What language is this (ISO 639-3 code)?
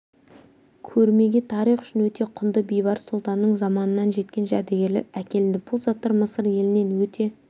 kaz